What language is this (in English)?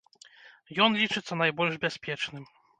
Belarusian